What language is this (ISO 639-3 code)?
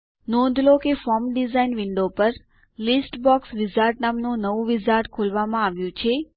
guj